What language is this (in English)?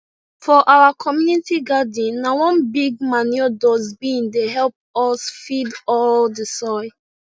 Nigerian Pidgin